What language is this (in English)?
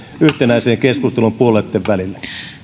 Finnish